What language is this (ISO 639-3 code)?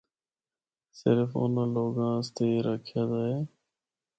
hno